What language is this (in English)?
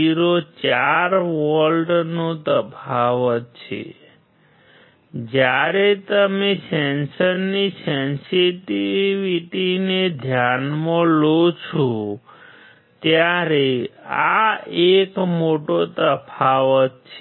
Gujarati